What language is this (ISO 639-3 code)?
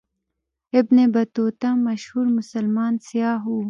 pus